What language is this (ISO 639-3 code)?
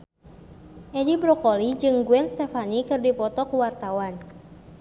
sun